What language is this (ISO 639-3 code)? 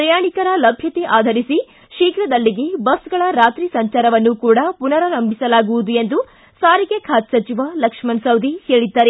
kan